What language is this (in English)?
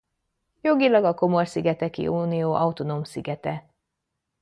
Hungarian